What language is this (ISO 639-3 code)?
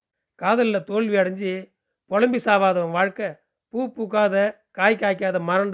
tam